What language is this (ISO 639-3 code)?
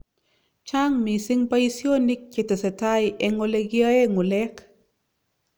kln